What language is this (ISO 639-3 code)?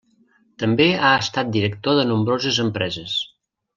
cat